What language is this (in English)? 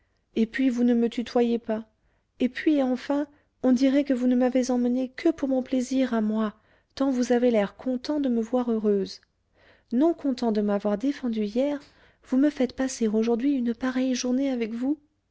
French